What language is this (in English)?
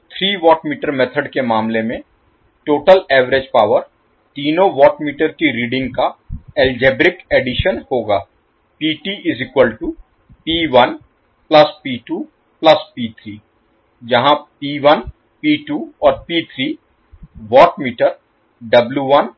Hindi